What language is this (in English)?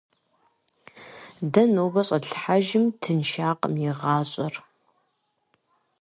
Kabardian